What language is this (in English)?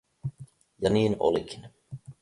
Finnish